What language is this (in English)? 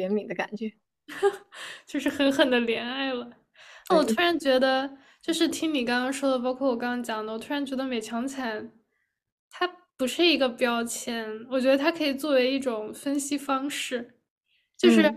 Chinese